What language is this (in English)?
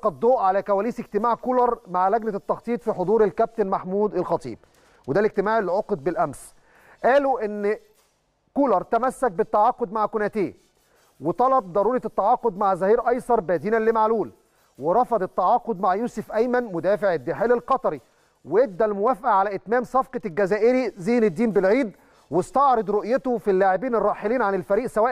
Arabic